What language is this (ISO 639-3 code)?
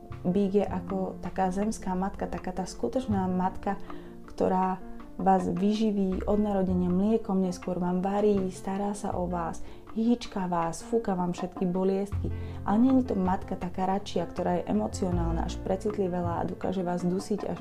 slk